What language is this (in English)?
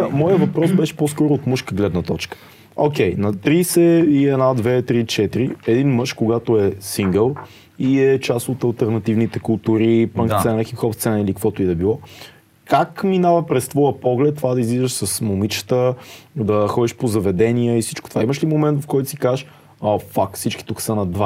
Bulgarian